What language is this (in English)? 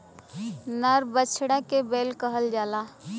Bhojpuri